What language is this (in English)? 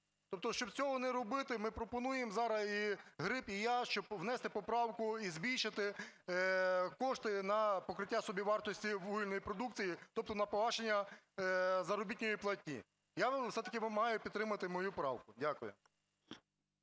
Ukrainian